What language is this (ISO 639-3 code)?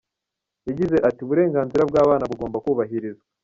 kin